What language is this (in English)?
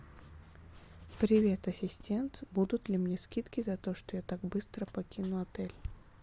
Russian